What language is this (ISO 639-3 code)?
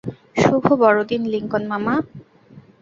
ben